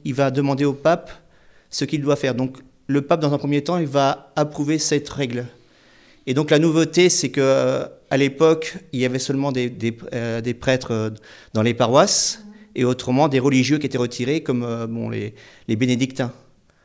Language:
French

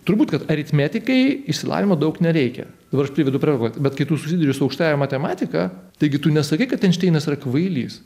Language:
Lithuanian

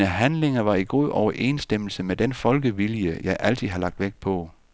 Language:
Danish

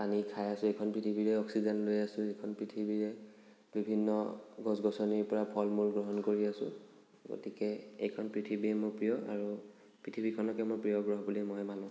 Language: Assamese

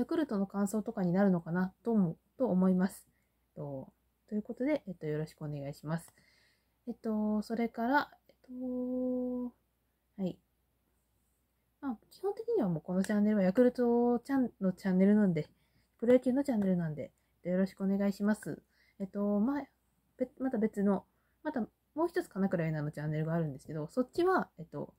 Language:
Japanese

